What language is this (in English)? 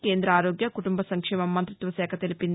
Telugu